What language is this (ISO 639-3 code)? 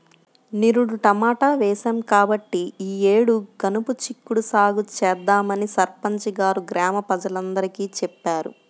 tel